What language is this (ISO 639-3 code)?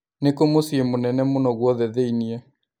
kik